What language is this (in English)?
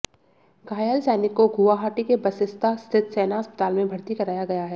Hindi